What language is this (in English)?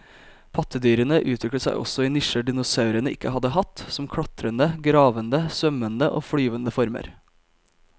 Norwegian